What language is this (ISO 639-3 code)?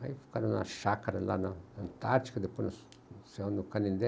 por